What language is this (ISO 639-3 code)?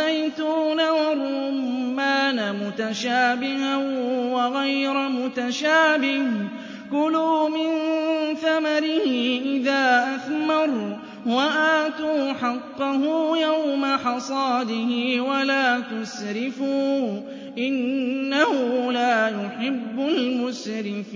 ara